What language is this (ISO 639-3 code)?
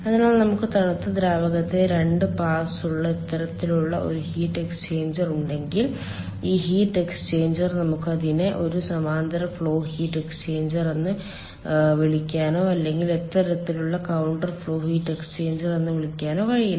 mal